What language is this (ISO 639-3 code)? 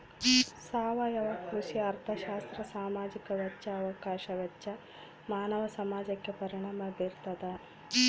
kan